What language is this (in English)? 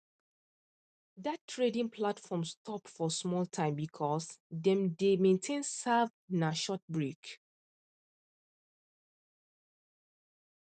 Nigerian Pidgin